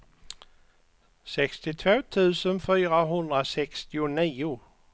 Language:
Swedish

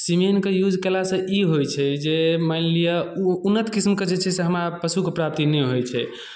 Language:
Maithili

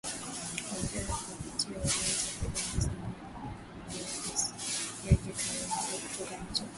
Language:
Swahili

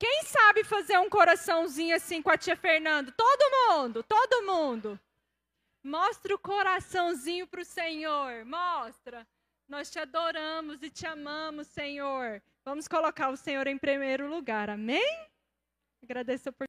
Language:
Portuguese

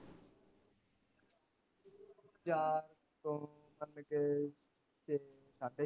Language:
Punjabi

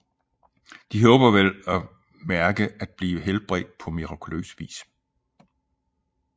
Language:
Danish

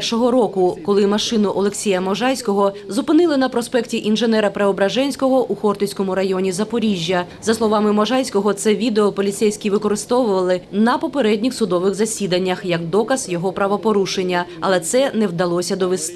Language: Ukrainian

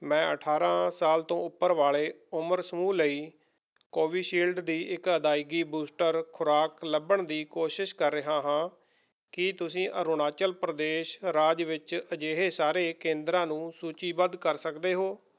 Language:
Punjabi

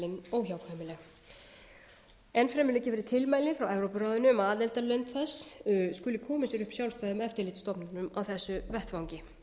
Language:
Icelandic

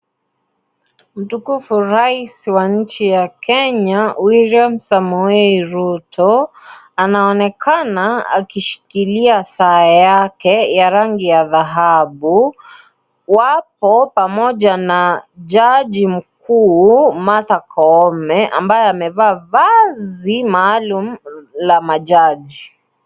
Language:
Swahili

